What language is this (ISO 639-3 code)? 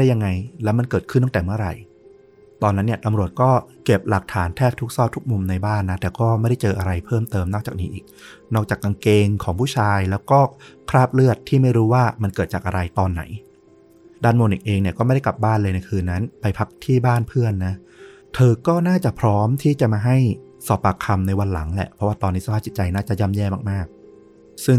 tha